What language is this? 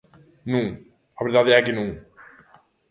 Galician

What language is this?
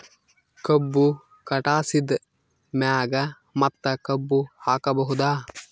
Kannada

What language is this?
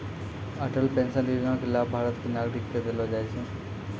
Maithili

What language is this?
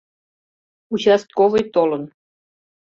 Mari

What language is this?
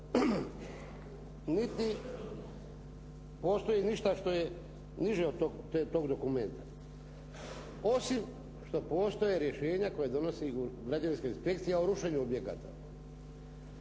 Croatian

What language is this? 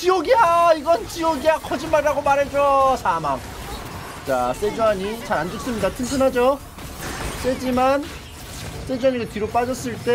Korean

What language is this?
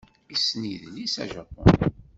Kabyle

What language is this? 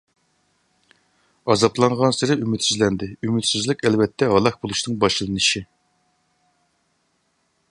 Uyghur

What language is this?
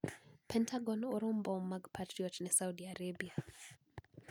Luo (Kenya and Tanzania)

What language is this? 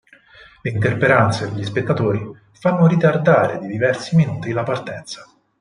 Italian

